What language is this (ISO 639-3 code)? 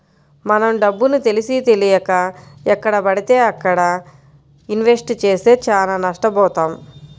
tel